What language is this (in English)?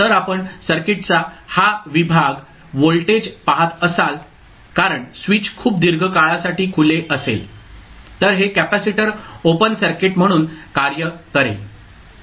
Marathi